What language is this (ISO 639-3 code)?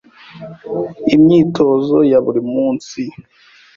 kin